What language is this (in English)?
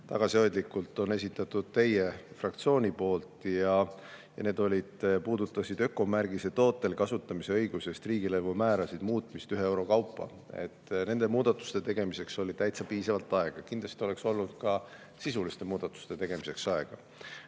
Estonian